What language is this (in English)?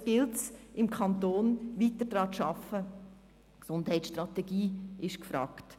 Swiss German